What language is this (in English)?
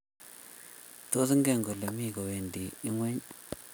Kalenjin